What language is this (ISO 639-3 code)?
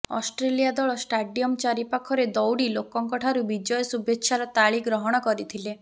ori